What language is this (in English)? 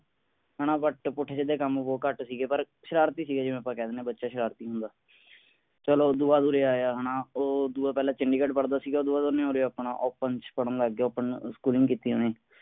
Punjabi